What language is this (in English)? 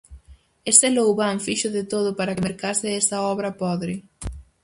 Galician